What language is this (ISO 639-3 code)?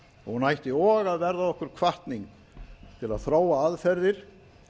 isl